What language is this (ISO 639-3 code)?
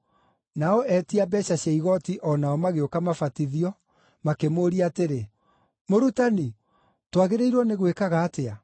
kik